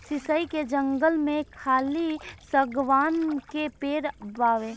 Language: Bhojpuri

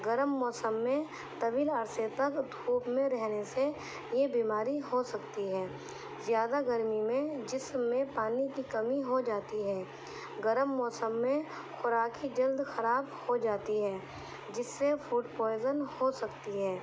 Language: Urdu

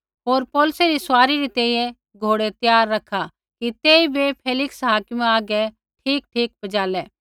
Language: Kullu Pahari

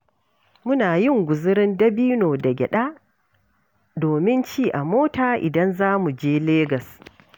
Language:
Hausa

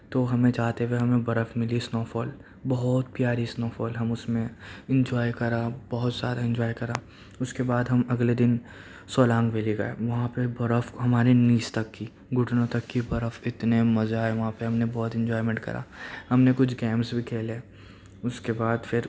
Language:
Urdu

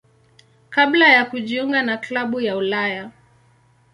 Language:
Swahili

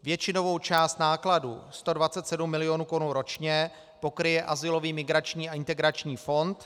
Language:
Czech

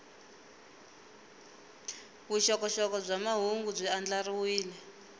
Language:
Tsonga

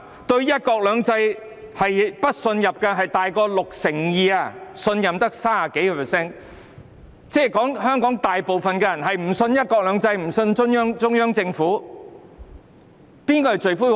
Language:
Cantonese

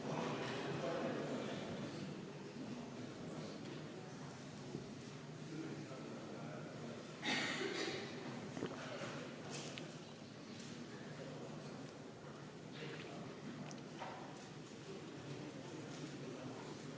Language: Estonian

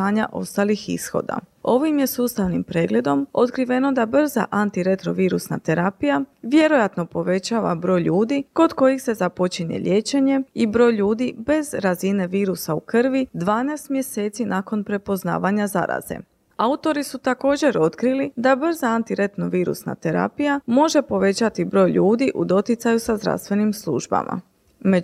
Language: Croatian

